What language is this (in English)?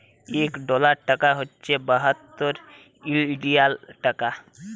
Bangla